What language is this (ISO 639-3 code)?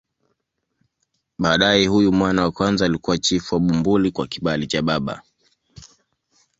swa